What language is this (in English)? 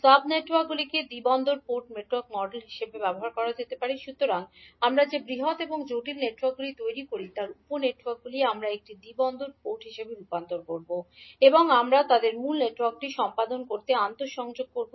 Bangla